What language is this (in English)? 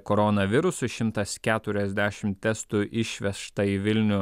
Lithuanian